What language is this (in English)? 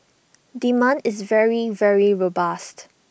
English